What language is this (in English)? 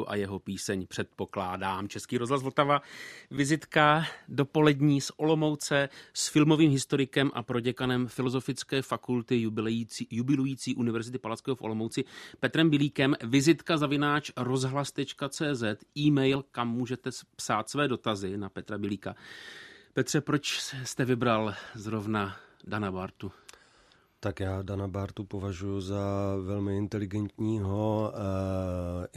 Czech